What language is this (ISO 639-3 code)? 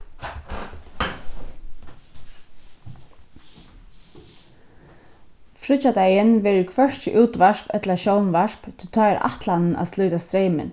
fao